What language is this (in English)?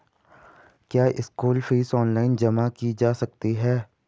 Hindi